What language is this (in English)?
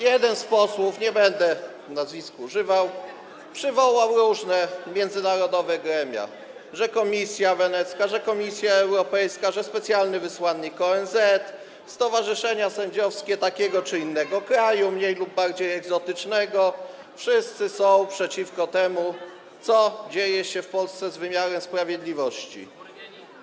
Polish